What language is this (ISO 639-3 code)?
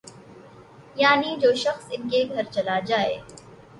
urd